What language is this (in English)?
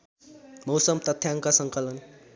Nepali